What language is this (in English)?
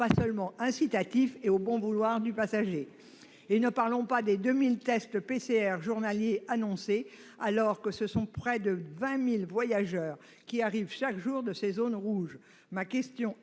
French